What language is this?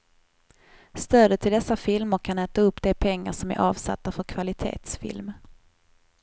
Swedish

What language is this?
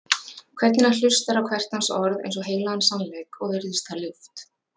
Icelandic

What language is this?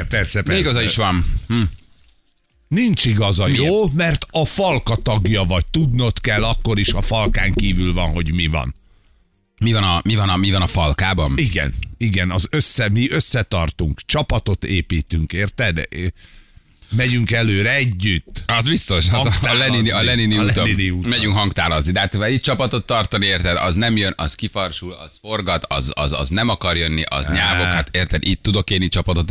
Hungarian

